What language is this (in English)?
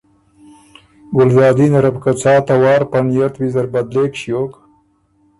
Ormuri